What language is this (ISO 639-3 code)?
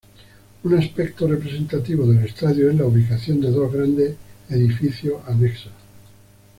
spa